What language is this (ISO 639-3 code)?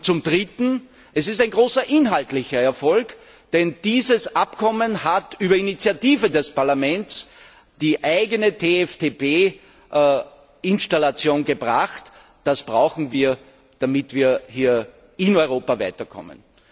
deu